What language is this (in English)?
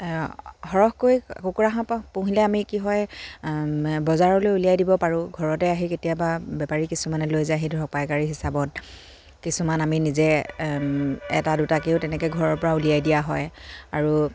Assamese